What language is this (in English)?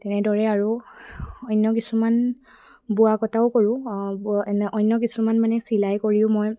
Assamese